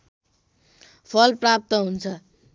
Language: Nepali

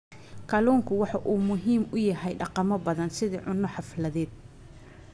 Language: Somali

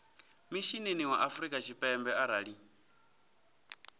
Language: Venda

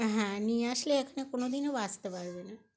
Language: Bangla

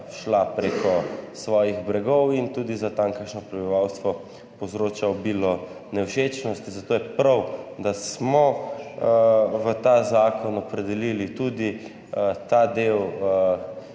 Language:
Slovenian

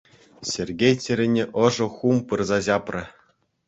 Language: Chuvash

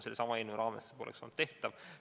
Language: Estonian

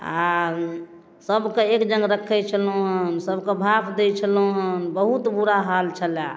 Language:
Maithili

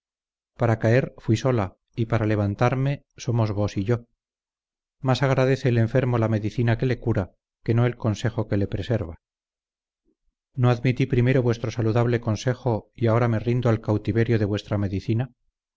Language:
Spanish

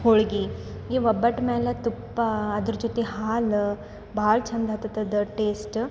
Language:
Kannada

